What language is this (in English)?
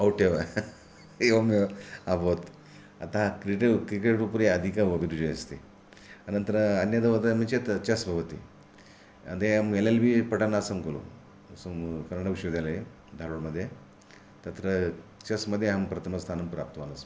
Sanskrit